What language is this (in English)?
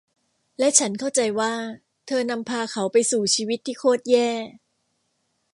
Thai